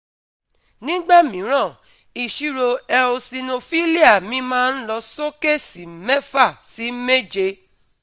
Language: Yoruba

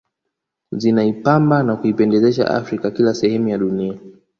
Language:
Swahili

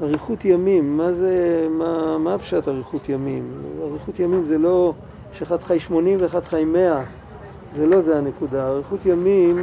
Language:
Hebrew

